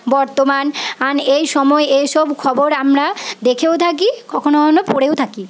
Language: Bangla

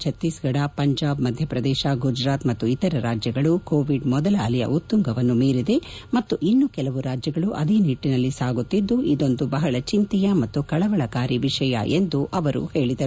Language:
Kannada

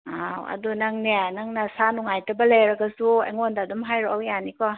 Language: Manipuri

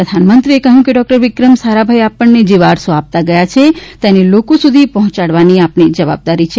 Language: Gujarati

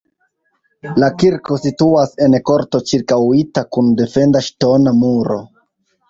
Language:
Esperanto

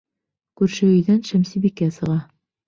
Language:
Bashkir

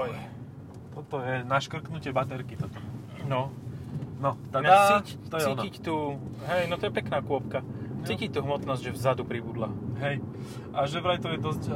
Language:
Slovak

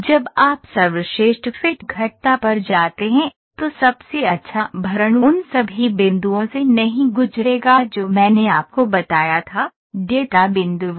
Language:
Hindi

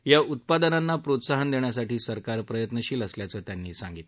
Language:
Marathi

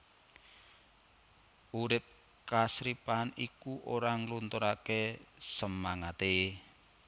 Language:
Javanese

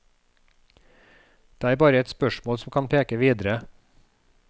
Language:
Norwegian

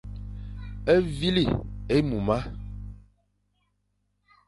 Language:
Fang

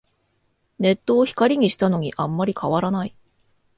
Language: Japanese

